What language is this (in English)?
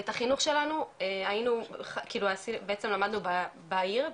Hebrew